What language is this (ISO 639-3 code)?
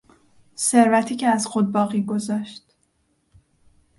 fas